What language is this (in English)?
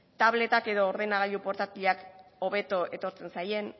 Basque